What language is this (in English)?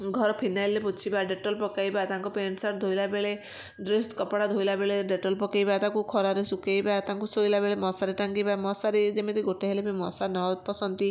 Odia